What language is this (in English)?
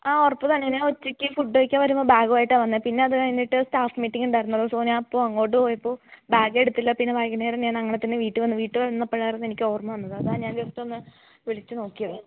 Malayalam